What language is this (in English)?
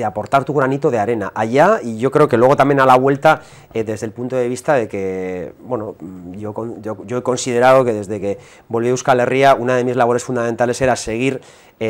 Spanish